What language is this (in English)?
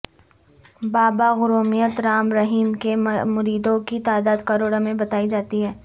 Urdu